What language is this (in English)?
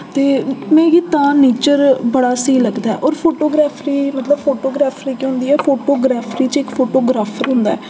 Dogri